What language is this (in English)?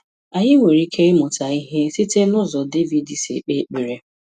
Igbo